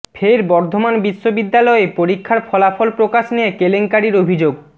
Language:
Bangla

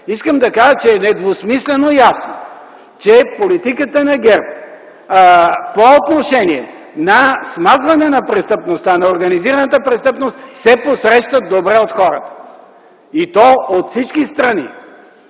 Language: Bulgarian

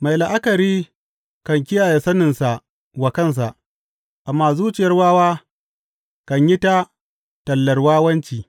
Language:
Hausa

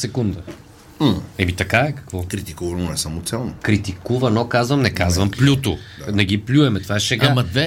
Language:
Bulgarian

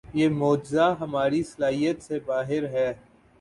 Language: Urdu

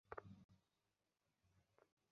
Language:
Bangla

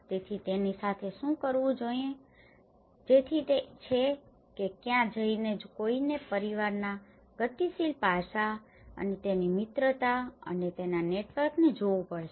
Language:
Gujarati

